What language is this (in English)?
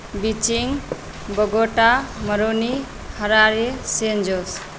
Maithili